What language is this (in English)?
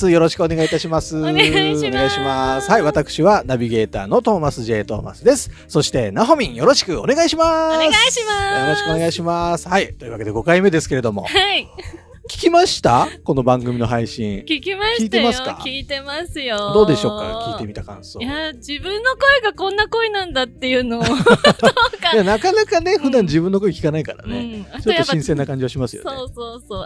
Japanese